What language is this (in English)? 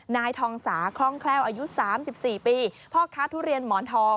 Thai